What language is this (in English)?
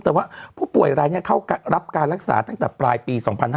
Thai